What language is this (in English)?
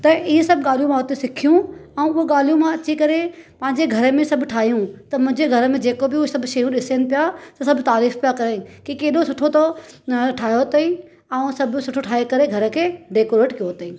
Sindhi